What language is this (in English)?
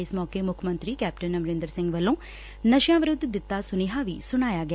Punjabi